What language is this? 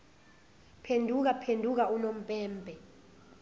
Zulu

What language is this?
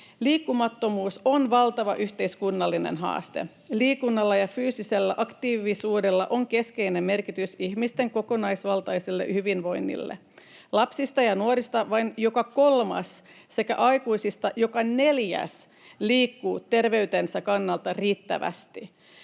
Finnish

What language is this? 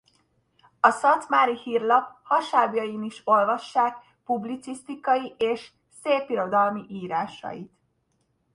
Hungarian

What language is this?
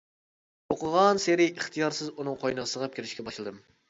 Uyghur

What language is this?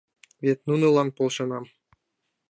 Mari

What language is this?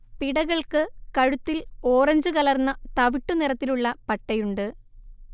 Malayalam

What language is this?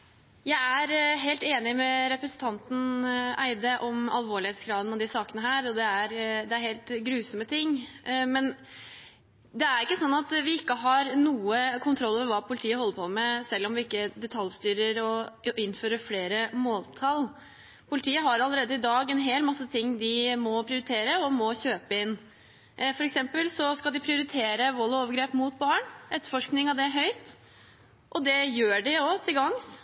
Norwegian Bokmål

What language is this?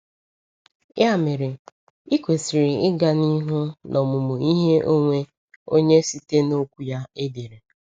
Igbo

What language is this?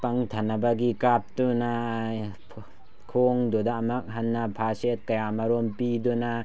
Manipuri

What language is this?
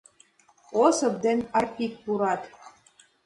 Mari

